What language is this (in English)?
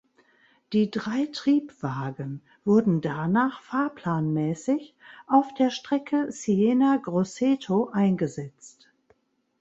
German